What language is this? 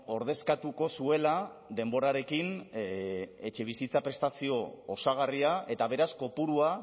Basque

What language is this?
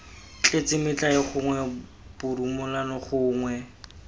Tswana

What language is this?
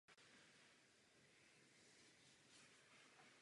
Czech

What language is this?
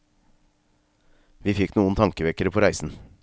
Norwegian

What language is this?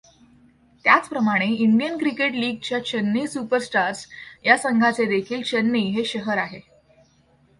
Marathi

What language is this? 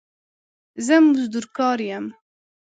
Pashto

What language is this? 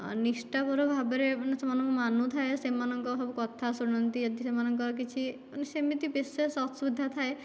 Odia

